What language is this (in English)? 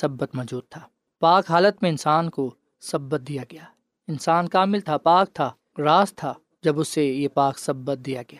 Urdu